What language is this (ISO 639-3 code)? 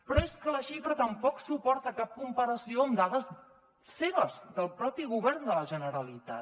cat